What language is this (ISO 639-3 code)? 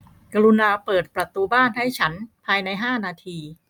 tha